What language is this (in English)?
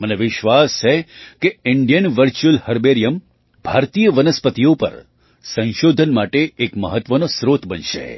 Gujarati